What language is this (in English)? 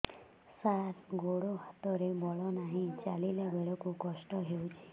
Odia